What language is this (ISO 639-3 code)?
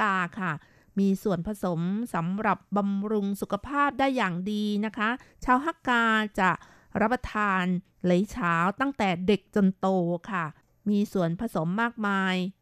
tha